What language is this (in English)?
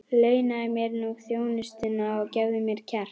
Icelandic